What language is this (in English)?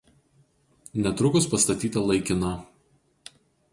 Lithuanian